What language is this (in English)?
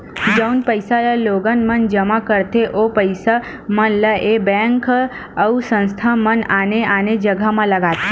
Chhattisgarhi